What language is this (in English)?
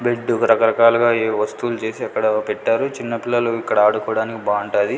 Telugu